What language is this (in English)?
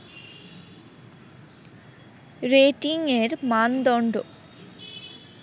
Bangla